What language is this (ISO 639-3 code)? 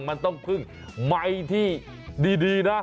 tha